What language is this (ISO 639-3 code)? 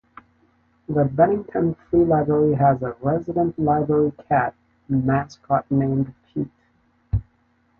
eng